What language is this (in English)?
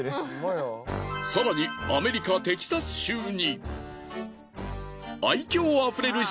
Japanese